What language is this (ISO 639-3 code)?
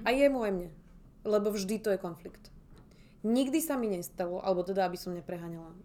slk